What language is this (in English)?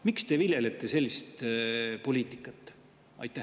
Estonian